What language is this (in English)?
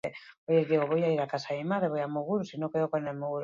Basque